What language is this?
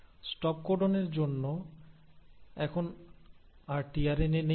Bangla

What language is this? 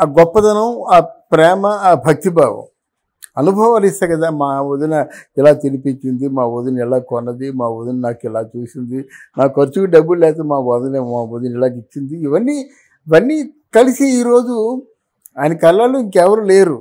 Telugu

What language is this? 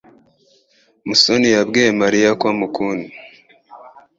Kinyarwanda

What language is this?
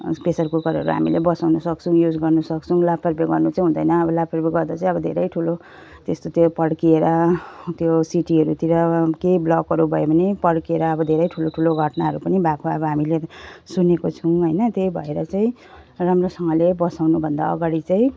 Nepali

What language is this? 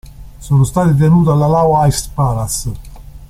Italian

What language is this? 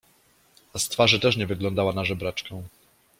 Polish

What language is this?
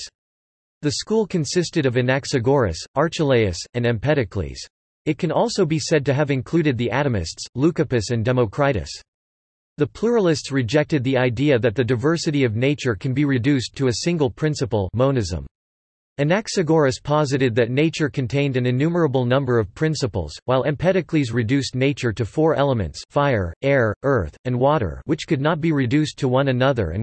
English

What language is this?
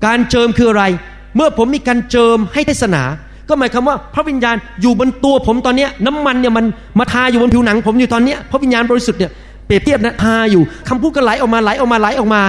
Thai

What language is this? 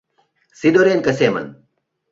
Mari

